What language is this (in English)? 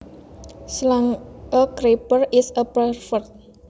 Javanese